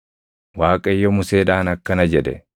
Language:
Oromo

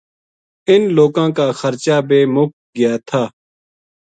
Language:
Gujari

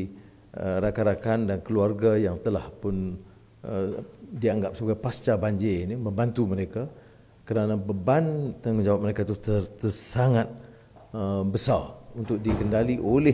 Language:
Malay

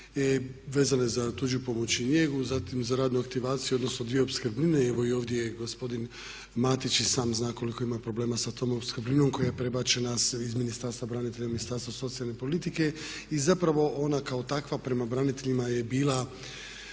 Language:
Croatian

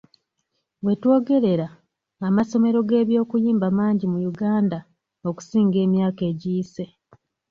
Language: Ganda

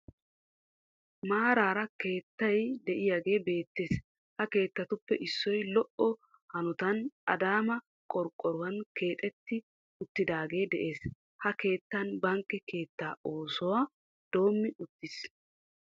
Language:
Wolaytta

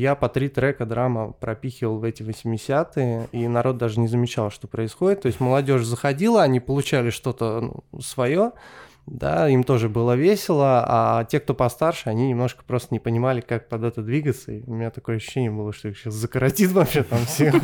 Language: Russian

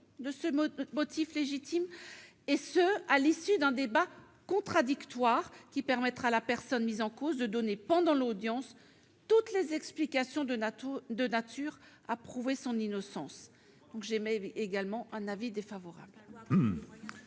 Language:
French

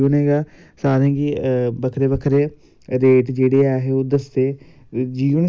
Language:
Dogri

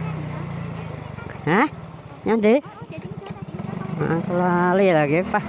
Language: Indonesian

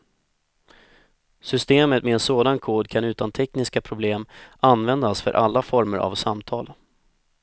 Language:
Swedish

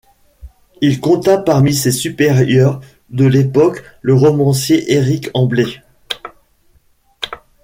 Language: French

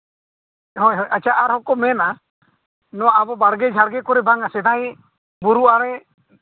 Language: Santali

